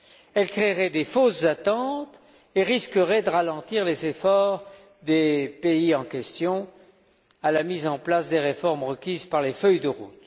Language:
French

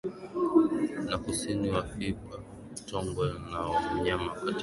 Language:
Swahili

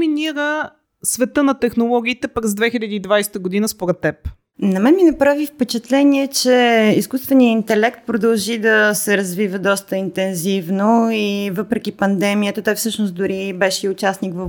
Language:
Bulgarian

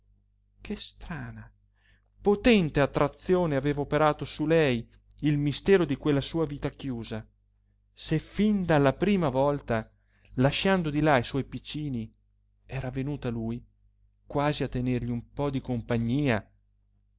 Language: Italian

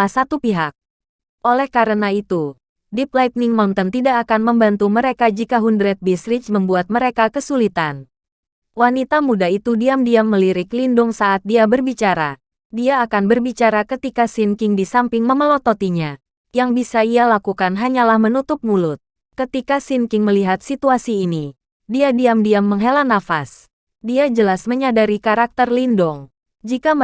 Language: Indonesian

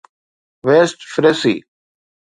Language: Sindhi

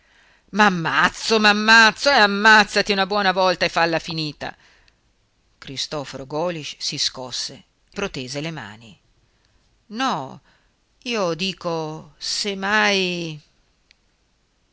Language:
Italian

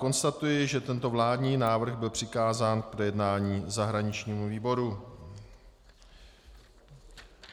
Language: Czech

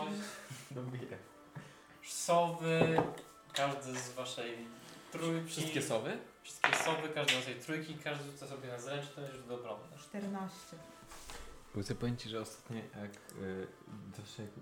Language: Polish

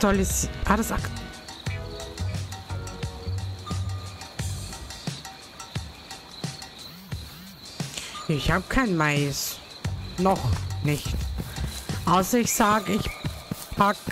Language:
German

